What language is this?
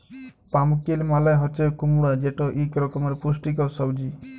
Bangla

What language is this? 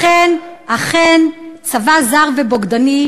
Hebrew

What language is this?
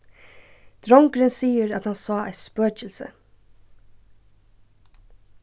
Faroese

